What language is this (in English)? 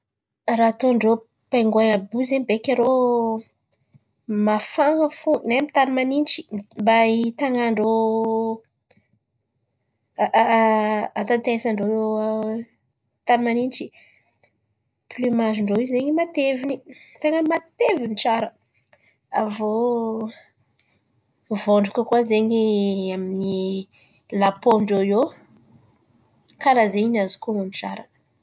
Antankarana Malagasy